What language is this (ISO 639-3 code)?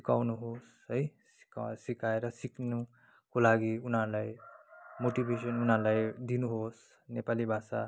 nep